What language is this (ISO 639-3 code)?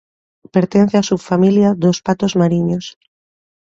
glg